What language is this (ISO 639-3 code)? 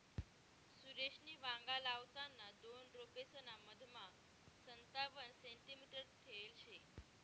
mar